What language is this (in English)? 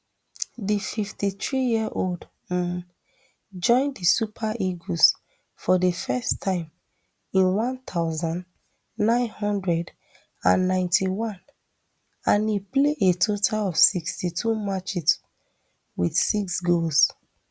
Nigerian Pidgin